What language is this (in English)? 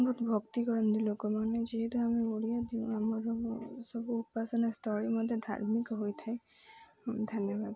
Odia